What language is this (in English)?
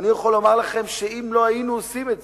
Hebrew